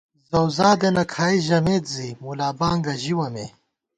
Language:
Gawar-Bati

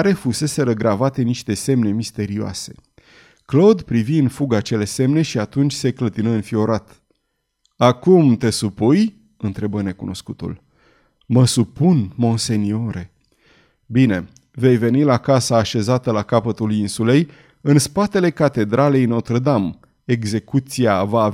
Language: Romanian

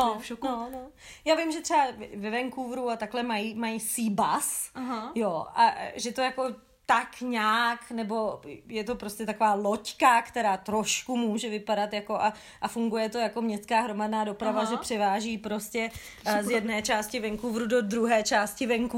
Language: Czech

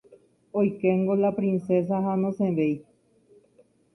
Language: Guarani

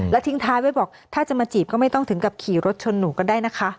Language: Thai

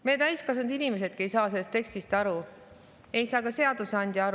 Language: Estonian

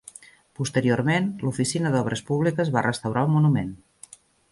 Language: Catalan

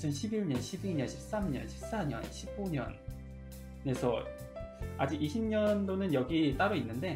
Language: Korean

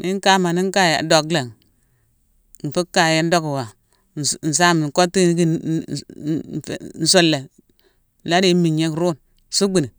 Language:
Mansoanka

